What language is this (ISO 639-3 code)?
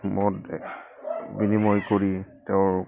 asm